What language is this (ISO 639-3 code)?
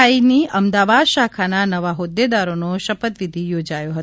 guj